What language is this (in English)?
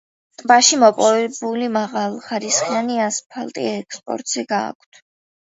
Georgian